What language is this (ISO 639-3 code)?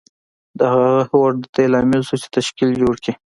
pus